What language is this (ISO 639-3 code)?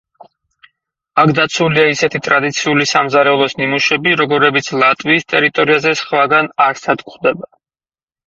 kat